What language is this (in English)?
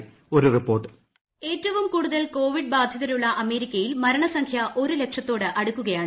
Malayalam